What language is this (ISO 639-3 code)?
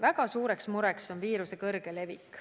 est